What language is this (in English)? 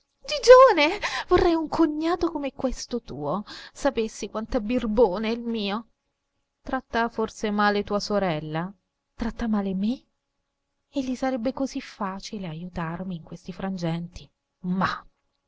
Italian